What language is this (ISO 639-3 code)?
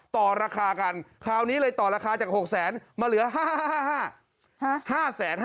tha